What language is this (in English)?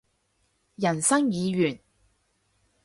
Cantonese